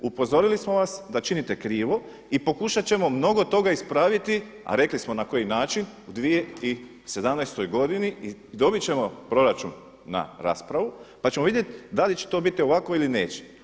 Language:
Croatian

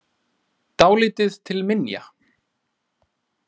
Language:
Icelandic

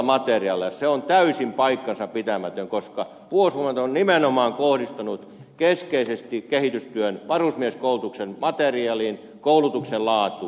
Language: Finnish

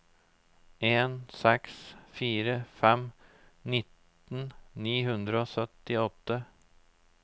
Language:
Norwegian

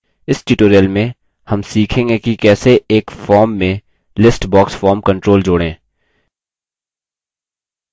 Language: Hindi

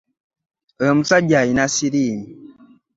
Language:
Ganda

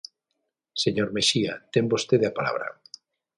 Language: Galician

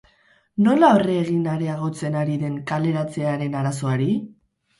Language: Basque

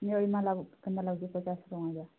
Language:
Odia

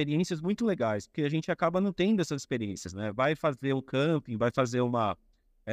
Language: Portuguese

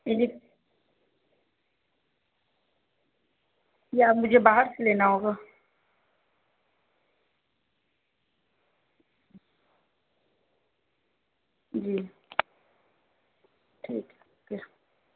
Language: Urdu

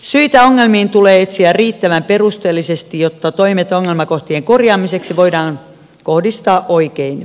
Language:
Finnish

